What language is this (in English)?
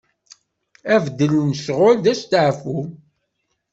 Kabyle